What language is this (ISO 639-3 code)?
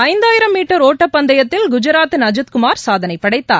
tam